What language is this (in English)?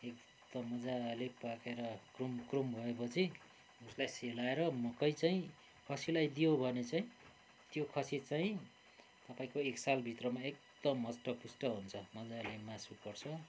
Nepali